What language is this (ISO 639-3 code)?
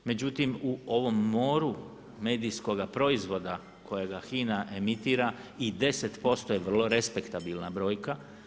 hrv